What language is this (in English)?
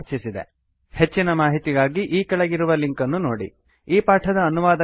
Kannada